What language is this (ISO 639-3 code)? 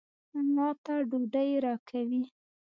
pus